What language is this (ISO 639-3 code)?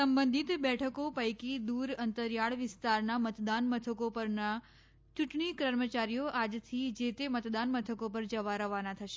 guj